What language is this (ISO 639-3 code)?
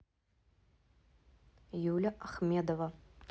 rus